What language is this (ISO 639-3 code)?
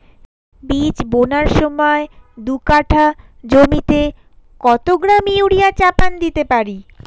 ben